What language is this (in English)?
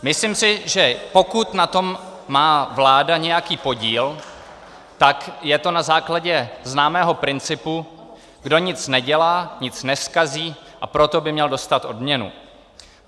Czech